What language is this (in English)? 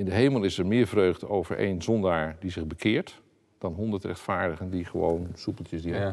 Dutch